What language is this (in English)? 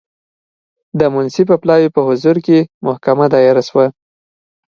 Pashto